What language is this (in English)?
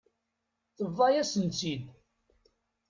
Kabyle